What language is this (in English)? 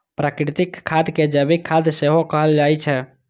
Maithili